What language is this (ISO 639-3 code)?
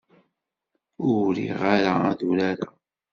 kab